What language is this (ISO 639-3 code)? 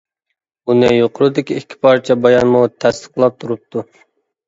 uig